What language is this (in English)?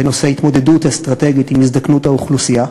Hebrew